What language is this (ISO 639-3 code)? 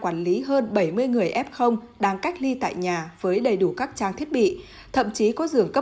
vie